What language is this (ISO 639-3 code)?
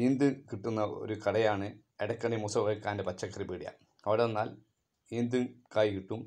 mal